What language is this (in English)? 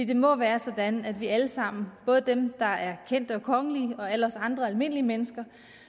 Danish